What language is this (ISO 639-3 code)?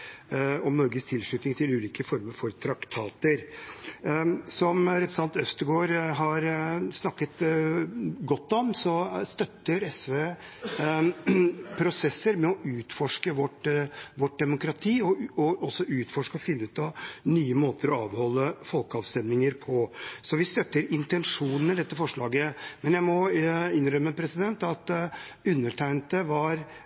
nob